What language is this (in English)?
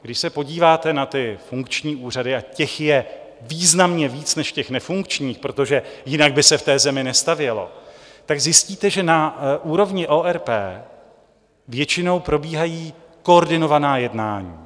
Czech